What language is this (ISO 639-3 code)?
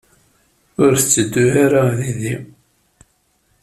kab